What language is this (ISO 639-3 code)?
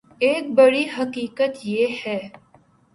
urd